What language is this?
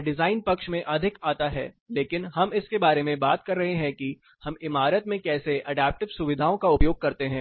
Hindi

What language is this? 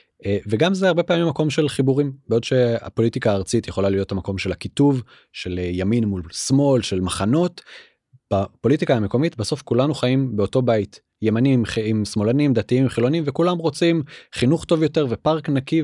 Hebrew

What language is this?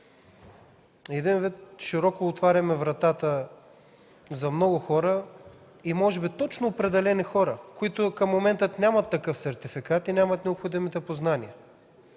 Bulgarian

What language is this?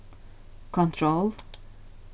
Faroese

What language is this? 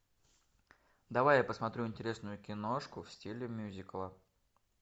Russian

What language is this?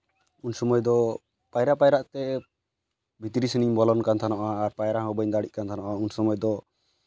Santali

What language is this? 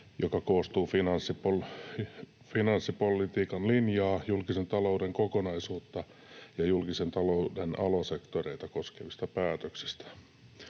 Finnish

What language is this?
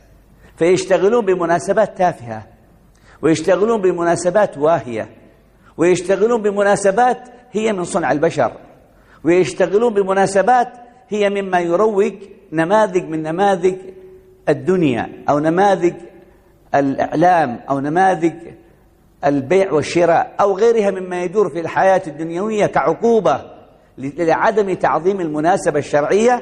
Arabic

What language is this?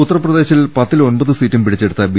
Malayalam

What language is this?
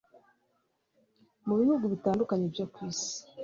Kinyarwanda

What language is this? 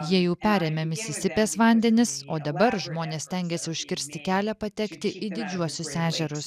Lithuanian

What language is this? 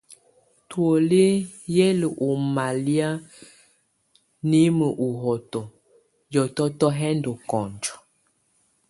Tunen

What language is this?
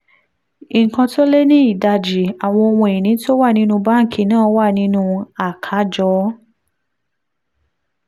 Yoruba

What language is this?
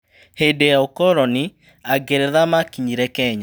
Kikuyu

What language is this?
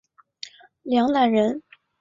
Chinese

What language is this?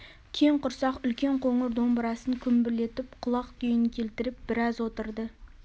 Kazakh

